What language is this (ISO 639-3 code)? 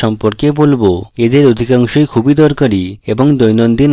ben